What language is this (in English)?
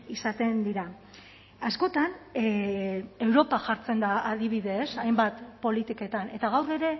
Basque